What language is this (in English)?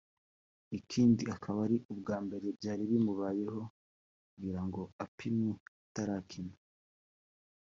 Kinyarwanda